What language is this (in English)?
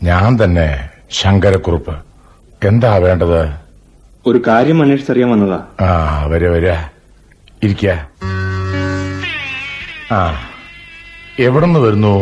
Malayalam